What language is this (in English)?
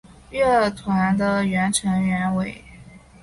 Chinese